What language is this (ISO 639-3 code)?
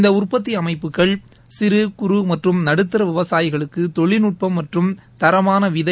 tam